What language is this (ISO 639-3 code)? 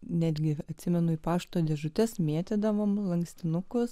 lit